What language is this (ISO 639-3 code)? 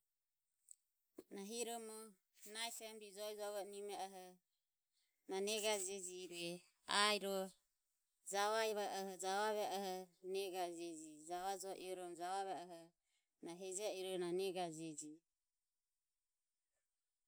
aom